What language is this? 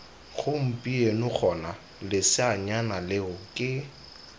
Tswana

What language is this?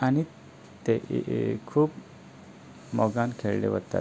Konkani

